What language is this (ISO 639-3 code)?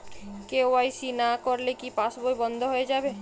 ben